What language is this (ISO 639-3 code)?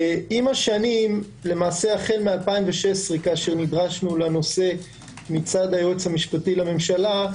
heb